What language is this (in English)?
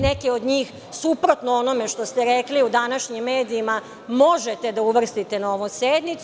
Serbian